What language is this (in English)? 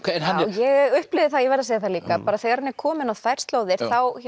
Icelandic